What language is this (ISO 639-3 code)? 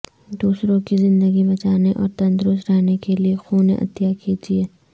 urd